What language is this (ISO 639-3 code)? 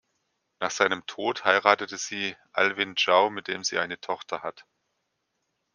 deu